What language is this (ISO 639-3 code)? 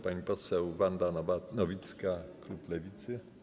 pol